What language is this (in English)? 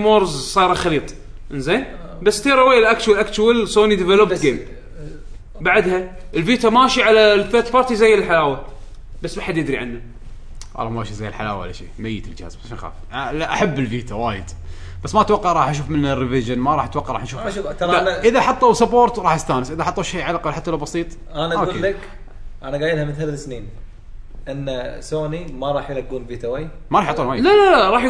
Arabic